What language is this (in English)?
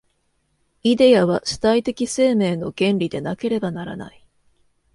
Japanese